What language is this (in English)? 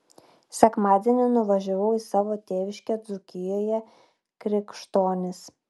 Lithuanian